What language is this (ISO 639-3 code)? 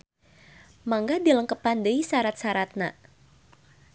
sun